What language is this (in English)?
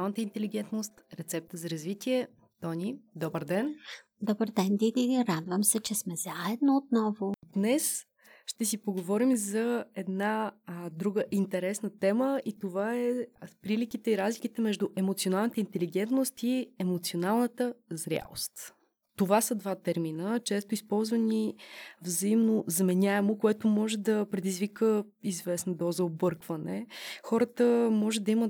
Bulgarian